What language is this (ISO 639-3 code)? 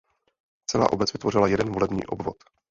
ces